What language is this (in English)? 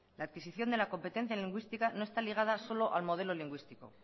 Spanish